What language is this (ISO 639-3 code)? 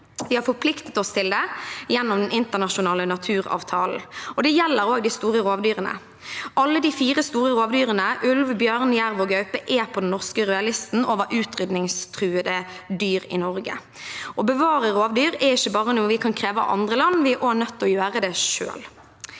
nor